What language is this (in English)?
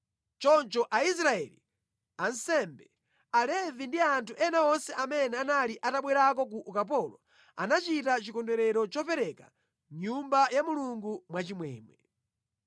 Nyanja